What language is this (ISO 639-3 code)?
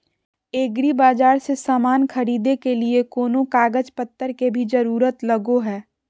mag